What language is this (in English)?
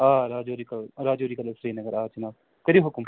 Kashmiri